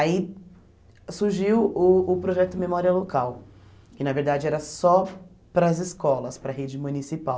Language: Portuguese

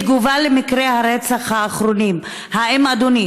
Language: Hebrew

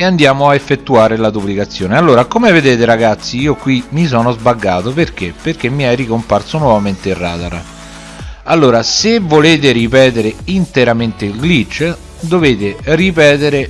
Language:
Italian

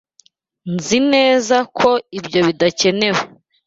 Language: Kinyarwanda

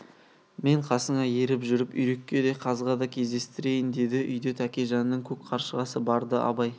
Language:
Kazakh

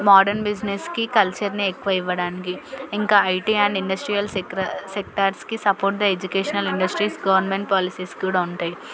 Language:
Telugu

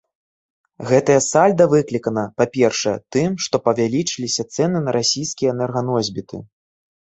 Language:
Belarusian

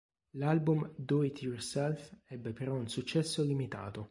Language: Italian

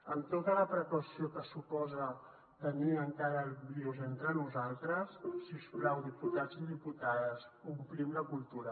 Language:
Catalan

